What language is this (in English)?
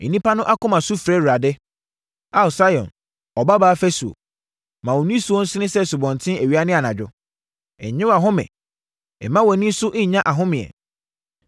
Akan